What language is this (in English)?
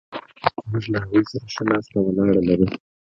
Pashto